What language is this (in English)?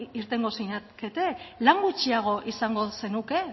Basque